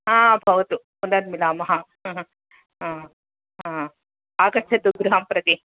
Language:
Sanskrit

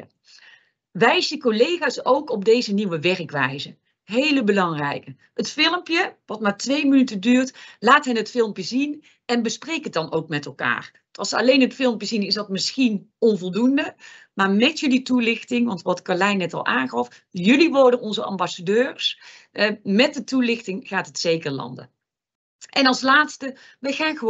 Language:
Dutch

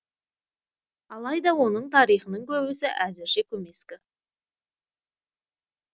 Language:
Kazakh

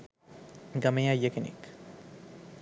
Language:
Sinhala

